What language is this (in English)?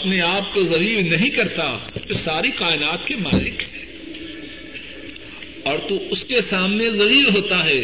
Urdu